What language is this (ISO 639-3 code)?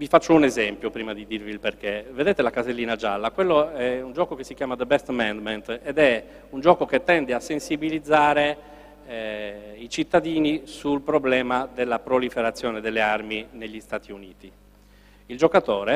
ita